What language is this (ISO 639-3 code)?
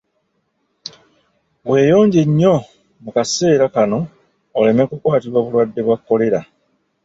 lug